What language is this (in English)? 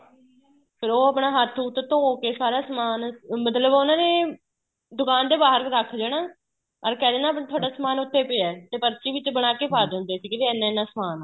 Punjabi